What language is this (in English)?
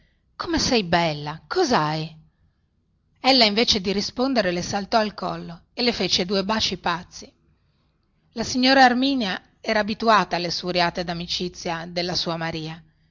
Italian